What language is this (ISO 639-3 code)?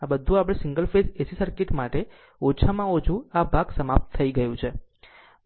guj